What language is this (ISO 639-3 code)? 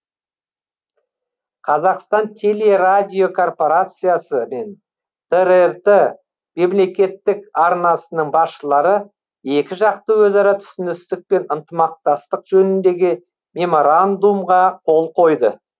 kaz